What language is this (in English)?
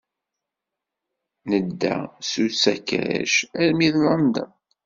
Kabyle